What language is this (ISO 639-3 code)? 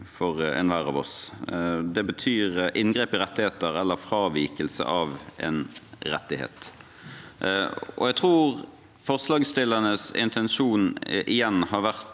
nor